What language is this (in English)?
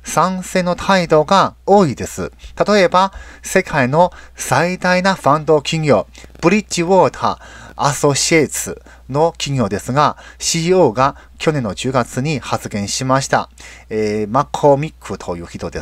Japanese